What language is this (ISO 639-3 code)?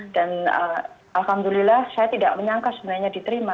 ind